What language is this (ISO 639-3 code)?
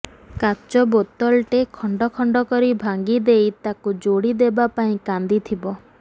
ori